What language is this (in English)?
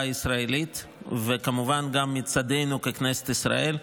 Hebrew